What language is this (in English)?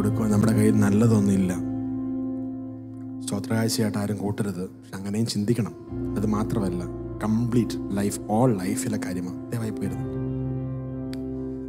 Hindi